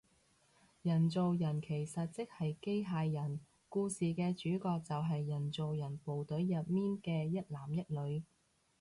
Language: Cantonese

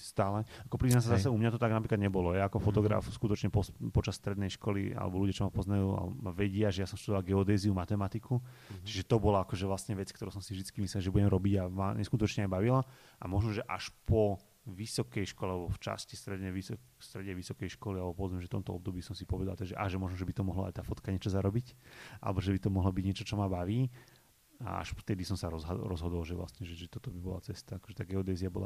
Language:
Slovak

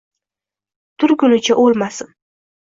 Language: Uzbek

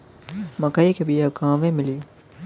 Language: Bhojpuri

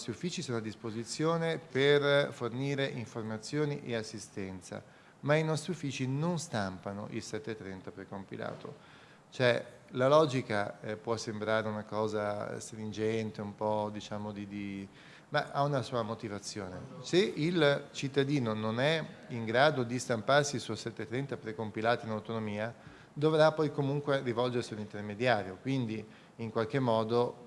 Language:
Italian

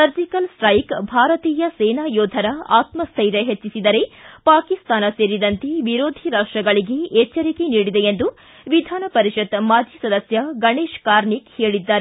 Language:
Kannada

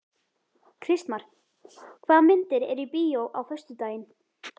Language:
Icelandic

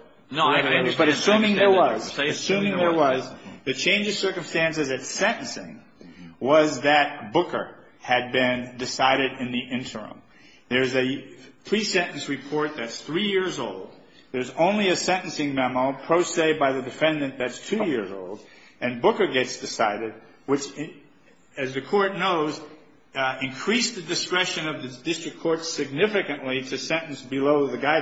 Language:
English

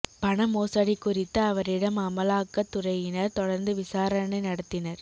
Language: Tamil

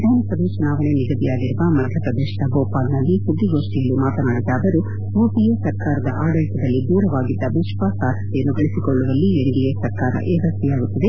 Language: Kannada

